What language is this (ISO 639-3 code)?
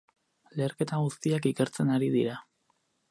eus